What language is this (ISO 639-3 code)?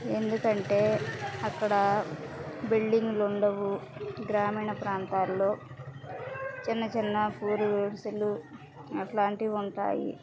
tel